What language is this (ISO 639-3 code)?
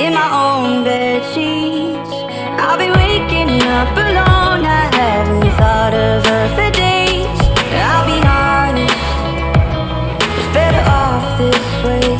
eng